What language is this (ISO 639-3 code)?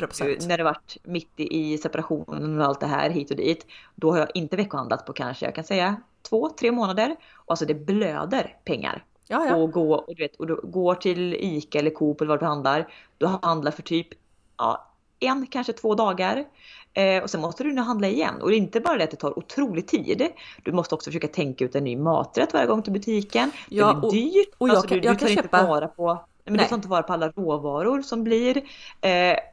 swe